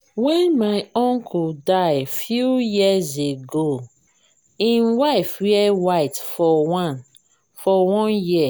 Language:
Nigerian Pidgin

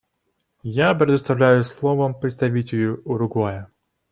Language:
Russian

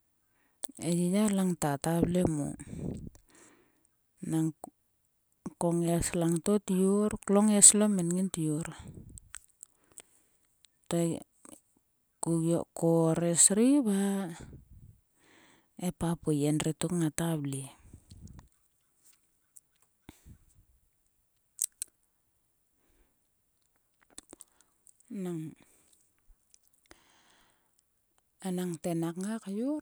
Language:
Sulka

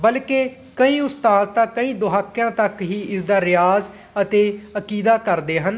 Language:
Punjabi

